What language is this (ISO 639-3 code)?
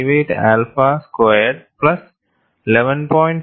mal